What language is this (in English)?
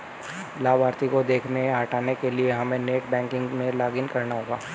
Hindi